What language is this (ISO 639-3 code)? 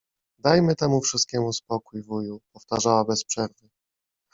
pol